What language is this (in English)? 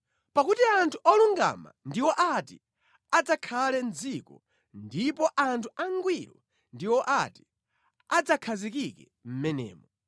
Nyanja